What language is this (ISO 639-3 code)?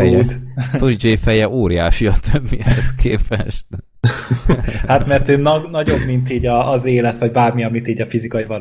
hun